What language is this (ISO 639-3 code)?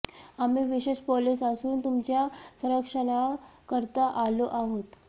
mar